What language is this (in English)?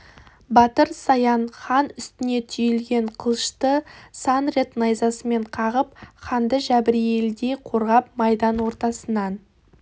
Kazakh